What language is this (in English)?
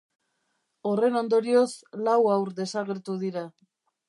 Basque